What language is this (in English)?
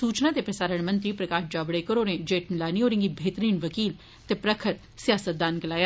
Dogri